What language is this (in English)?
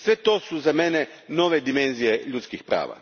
Croatian